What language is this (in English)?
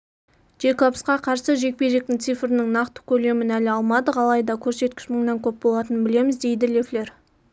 Kazakh